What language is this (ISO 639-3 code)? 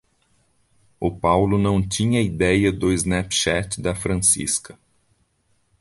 por